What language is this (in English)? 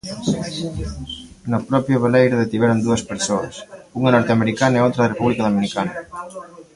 Galician